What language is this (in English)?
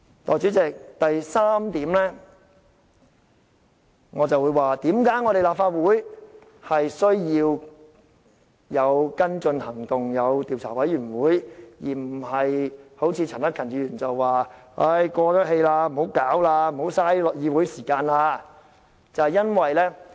Cantonese